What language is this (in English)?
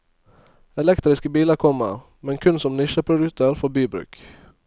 Norwegian